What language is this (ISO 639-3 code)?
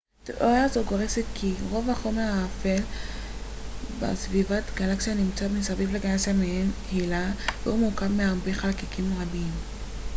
heb